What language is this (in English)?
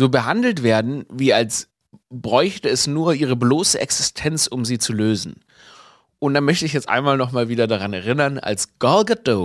German